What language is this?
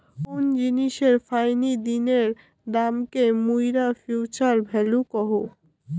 Bangla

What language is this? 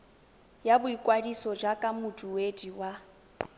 Tswana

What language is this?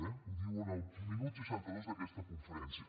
Catalan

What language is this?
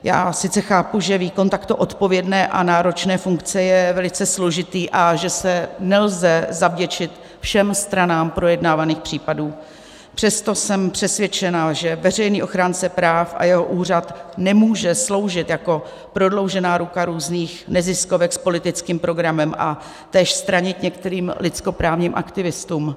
Czech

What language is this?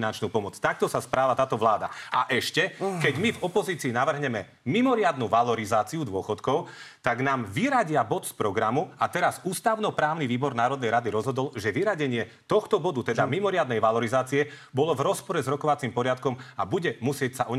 Slovak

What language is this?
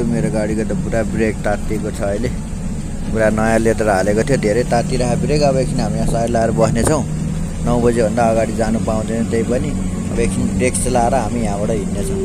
Thai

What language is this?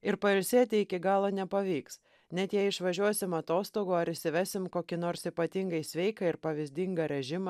Lithuanian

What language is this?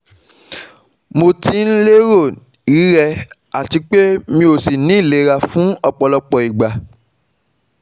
Yoruba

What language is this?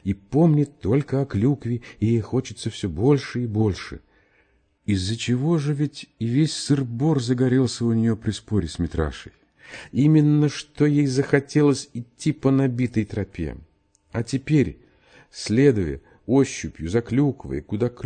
Russian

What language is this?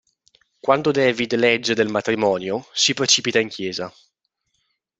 Italian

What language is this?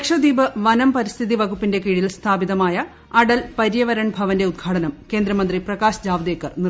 Malayalam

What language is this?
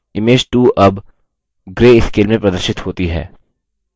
Hindi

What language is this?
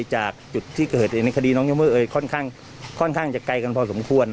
Thai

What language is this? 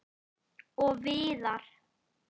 Icelandic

